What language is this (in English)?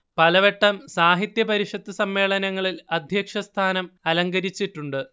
Malayalam